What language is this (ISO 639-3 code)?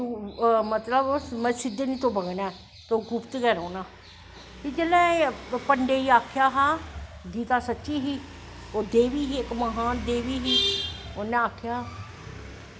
doi